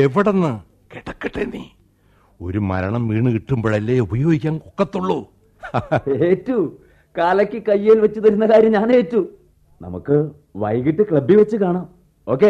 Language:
Malayalam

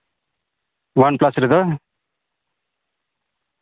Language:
Santali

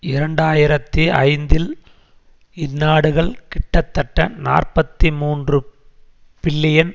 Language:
Tamil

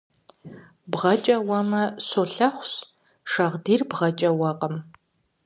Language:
Kabardian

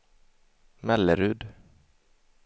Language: Swedish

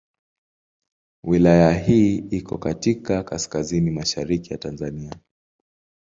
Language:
Swahili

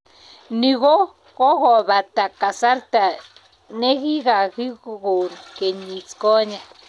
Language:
Kalenjin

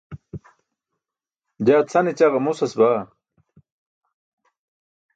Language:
Burushaski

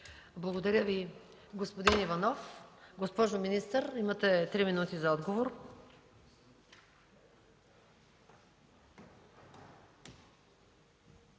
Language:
Bulgarian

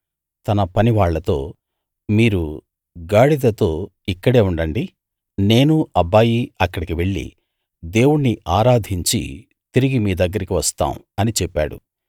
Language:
Telugu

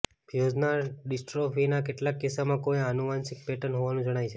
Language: Gujarati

